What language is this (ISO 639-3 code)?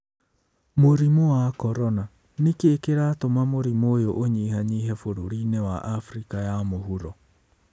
kik